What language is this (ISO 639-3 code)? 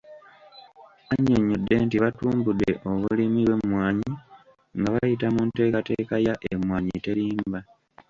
lug